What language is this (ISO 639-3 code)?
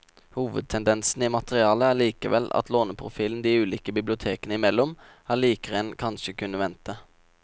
nor